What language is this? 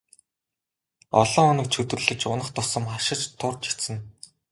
Mongolian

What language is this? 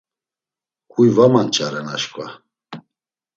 Laz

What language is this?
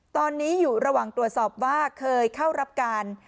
Thai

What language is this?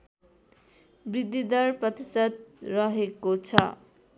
Nepali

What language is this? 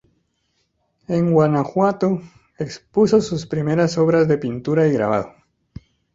Spanish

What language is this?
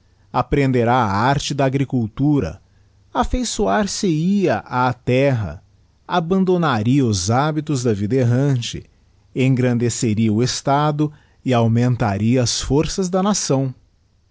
Portuguese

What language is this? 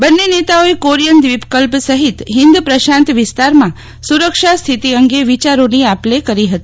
Gujarati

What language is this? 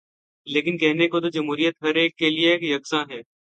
Urdu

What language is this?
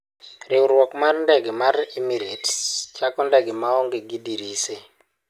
Luo (Kenya and Tanzania)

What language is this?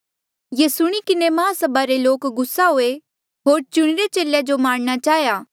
Mandeali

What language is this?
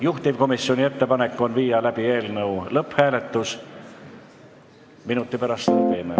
Estonian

